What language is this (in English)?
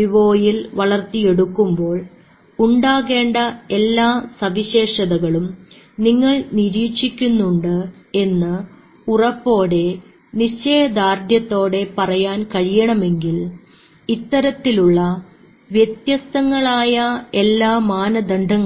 Malayalam